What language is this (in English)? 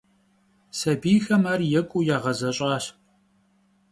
Kabardian